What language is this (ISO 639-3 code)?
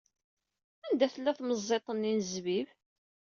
kab